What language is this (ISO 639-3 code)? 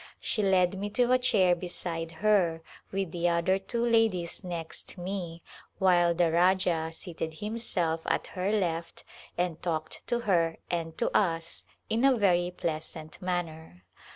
eng